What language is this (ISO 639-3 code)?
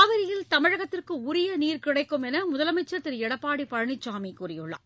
tam